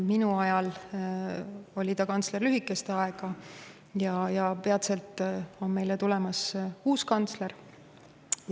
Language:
Estonian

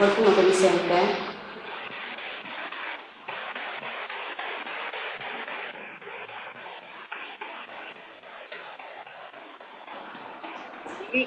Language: Italian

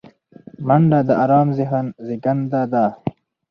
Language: Pashto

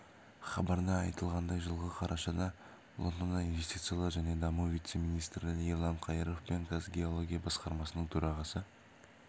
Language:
Kazakh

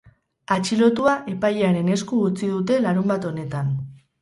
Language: Basque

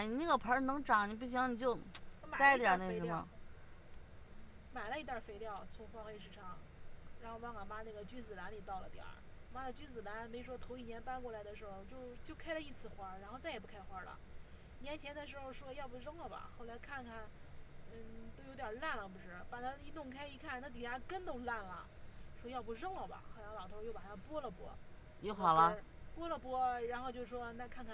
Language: Chinese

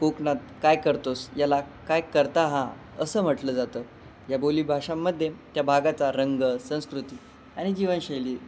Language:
Marathi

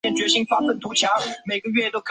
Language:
Chinese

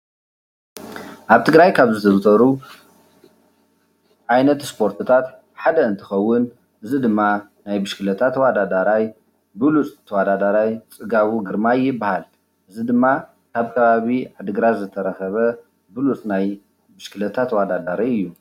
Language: Tigrinya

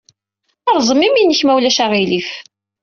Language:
Kabyle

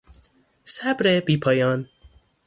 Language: Persian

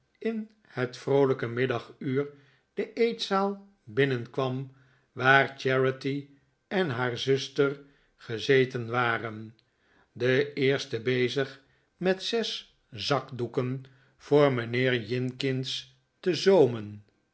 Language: Dutch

